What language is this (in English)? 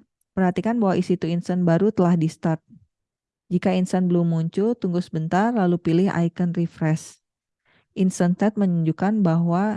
Indonesian